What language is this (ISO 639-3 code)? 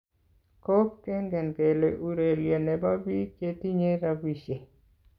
kln